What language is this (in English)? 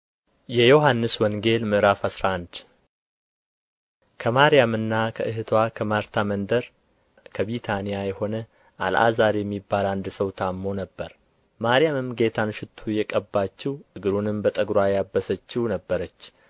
Amharic